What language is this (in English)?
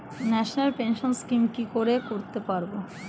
Bangla